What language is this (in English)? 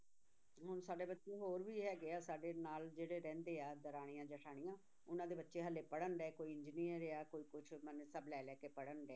Punjabi